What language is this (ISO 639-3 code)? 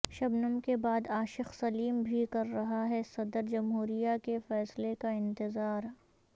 urd